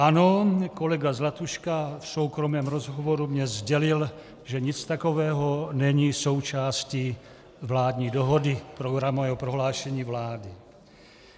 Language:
Czech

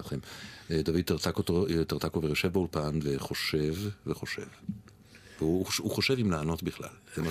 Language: Hebrew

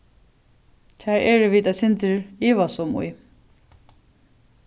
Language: Faroese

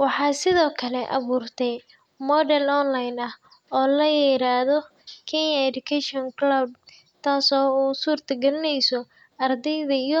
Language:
Somali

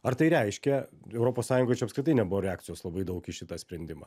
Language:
Lithuanian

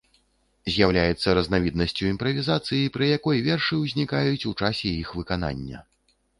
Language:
Belarusian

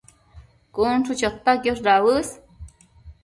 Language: Matsés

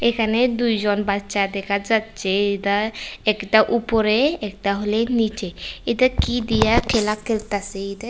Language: Bangla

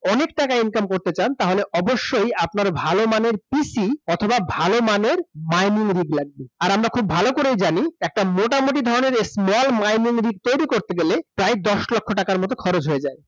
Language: Bangla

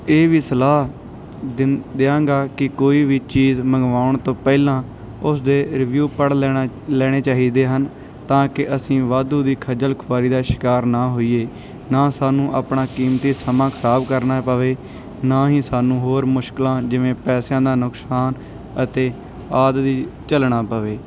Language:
Punjabi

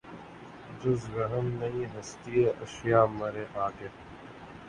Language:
Urdu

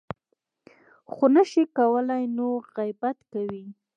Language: Pashto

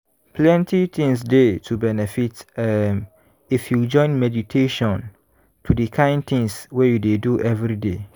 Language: Nigerian Pidgin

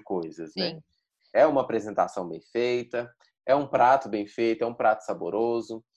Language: Portuguese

